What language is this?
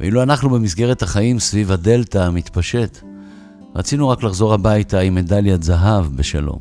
Hebrew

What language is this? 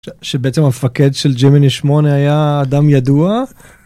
Hebrew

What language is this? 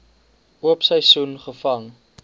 Afrikaans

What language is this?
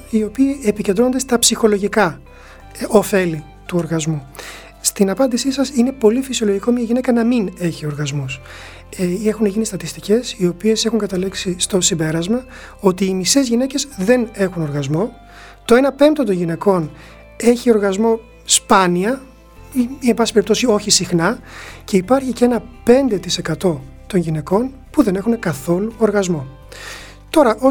Greek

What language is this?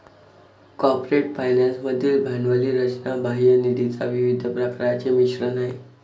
Marathi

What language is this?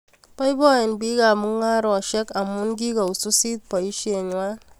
Kalenjin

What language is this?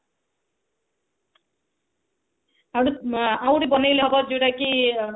Odia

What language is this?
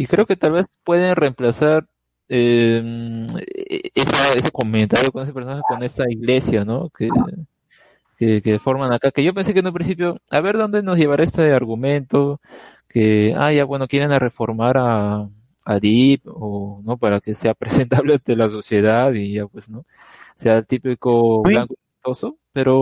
Spanish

